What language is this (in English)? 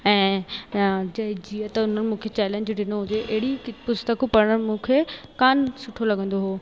Sindhi